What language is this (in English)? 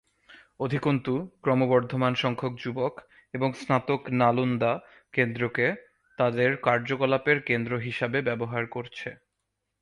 Bangla